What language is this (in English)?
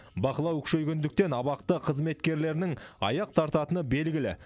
Kazakh